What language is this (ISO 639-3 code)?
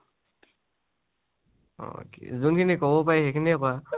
asm